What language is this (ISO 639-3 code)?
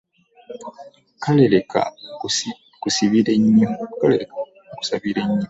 lug